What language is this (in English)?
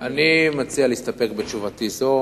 Hebrew